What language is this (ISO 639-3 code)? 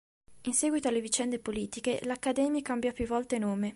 ita